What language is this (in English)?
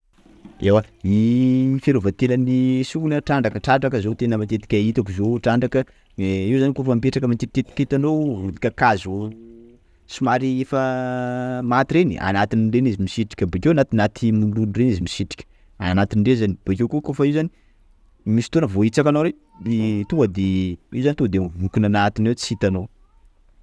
Sakalava Malagasy